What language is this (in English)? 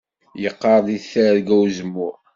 Kabyle